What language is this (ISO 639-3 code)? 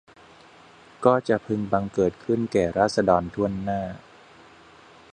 tha